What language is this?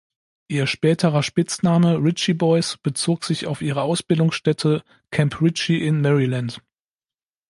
German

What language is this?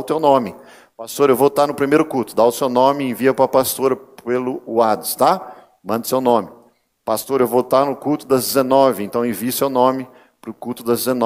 Portuguese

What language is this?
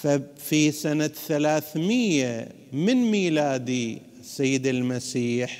Arabic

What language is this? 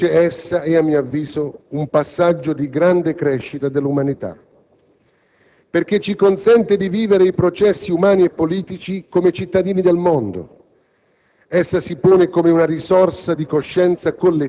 Italian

